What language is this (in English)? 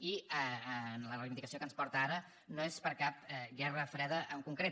Catalan